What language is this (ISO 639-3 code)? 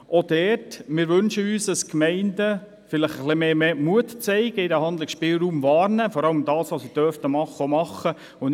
gsw